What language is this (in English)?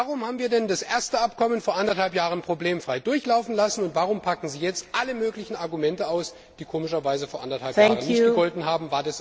German